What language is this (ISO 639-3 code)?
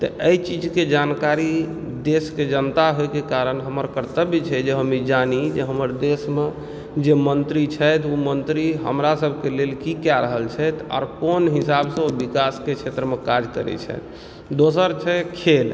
mai